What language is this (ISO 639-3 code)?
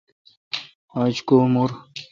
xka